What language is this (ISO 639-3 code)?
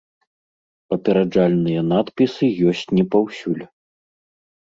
bel